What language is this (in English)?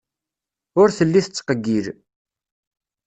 Kabyle